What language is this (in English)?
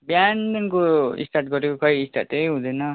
Nepali